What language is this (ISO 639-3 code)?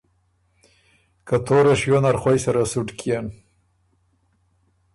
oru